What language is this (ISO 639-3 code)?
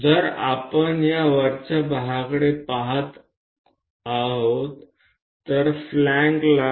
guj